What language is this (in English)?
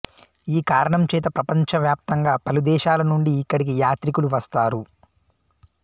Telugu